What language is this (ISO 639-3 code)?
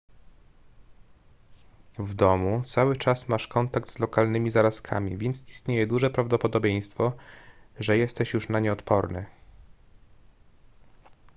pol